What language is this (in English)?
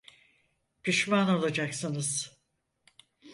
Turkish